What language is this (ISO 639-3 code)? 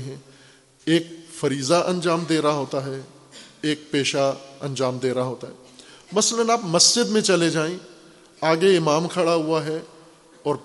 urd